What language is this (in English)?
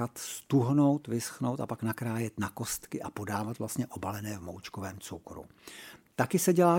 Czech